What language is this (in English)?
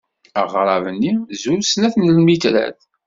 Kabyle